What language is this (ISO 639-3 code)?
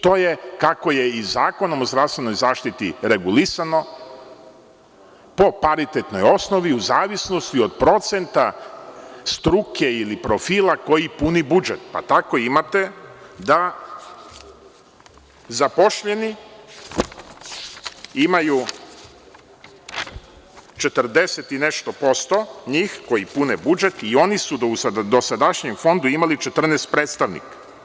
srp